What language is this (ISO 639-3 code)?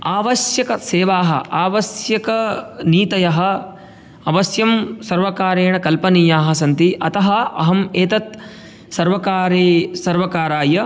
san